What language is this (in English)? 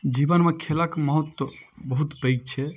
Maithili